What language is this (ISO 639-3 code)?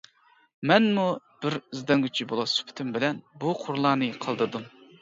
uig